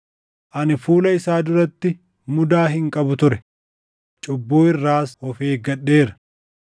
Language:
Oromo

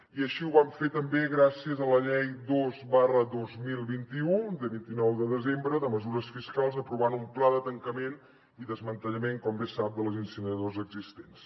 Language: Catalan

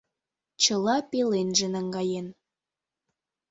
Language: Mari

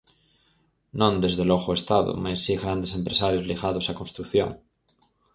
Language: Galician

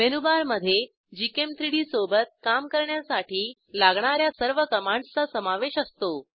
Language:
Marathi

